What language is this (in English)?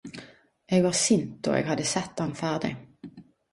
Norwegian Nynorsk